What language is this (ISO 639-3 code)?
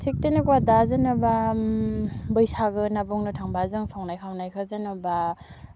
brx